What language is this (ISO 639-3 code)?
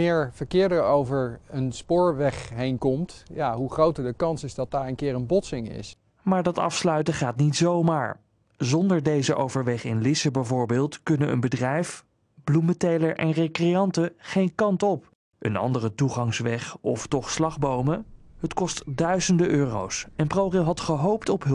nld